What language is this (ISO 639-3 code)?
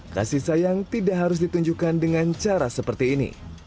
ind